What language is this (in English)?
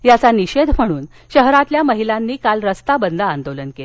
Marathi